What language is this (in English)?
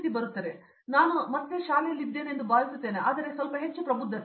Kannada